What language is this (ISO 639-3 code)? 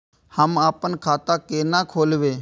mai